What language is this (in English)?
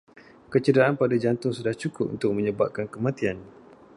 Malay